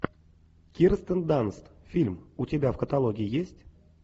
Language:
Russian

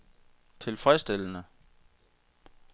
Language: Danish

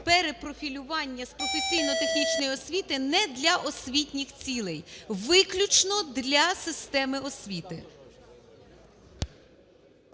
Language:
Ukrainian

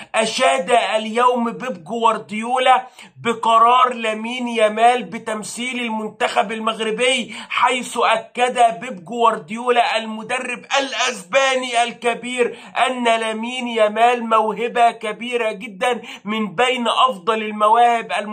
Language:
Arabic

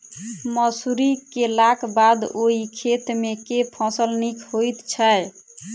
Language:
Maithili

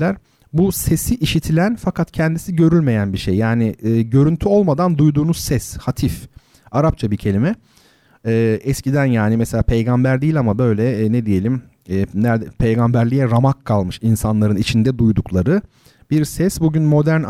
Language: Turkish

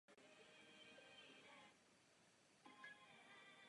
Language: Czech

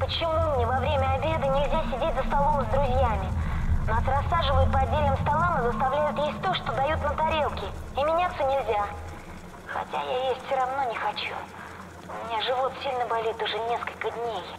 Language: Russian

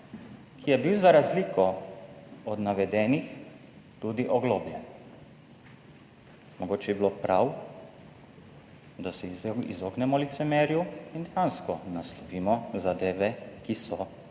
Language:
Slovenian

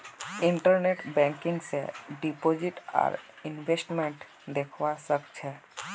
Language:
Magahi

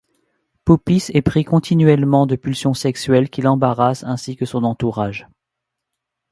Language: French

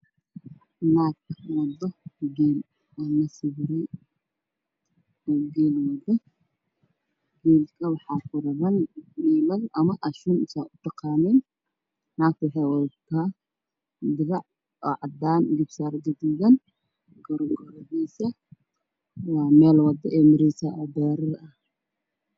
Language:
Somali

